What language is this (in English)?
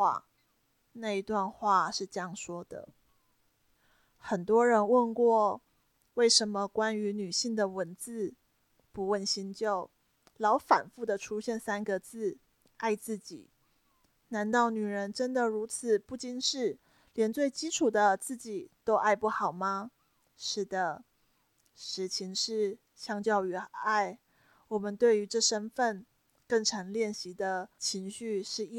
Chinese